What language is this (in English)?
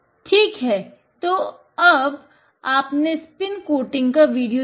Hindi